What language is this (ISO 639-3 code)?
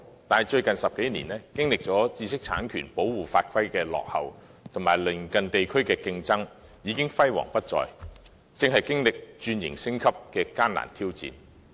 yue